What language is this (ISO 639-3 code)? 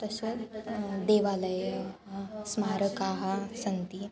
san